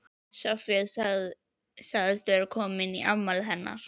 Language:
Icelandic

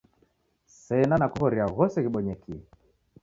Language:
Taita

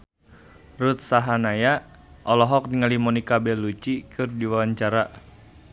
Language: Sundanese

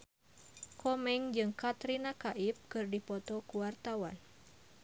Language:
Sundanese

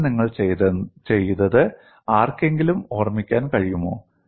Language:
Malayalam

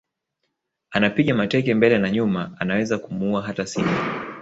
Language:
Swahili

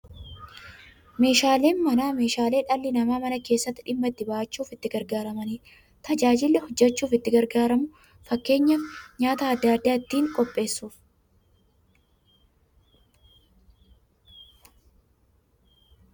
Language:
Oromo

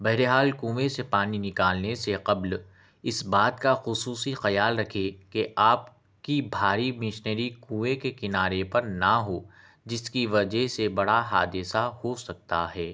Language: Urdu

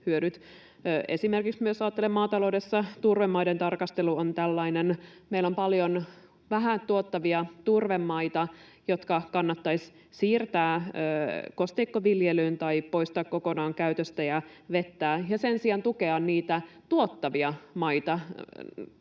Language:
Finnish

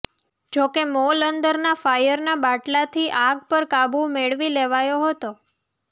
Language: Gujarati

